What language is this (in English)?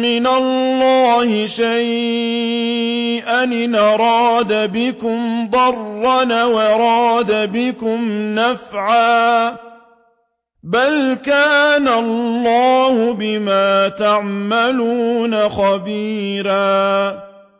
Arabic